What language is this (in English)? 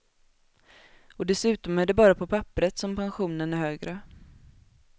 Swedish